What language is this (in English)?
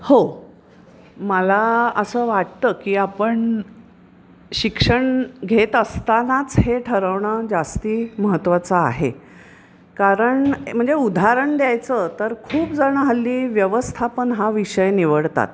Marathi